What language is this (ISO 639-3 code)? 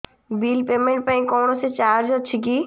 ori